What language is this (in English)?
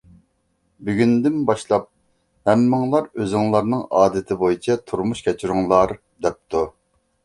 Uyghur